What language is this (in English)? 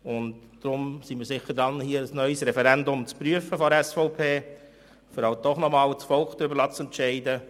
Swiss German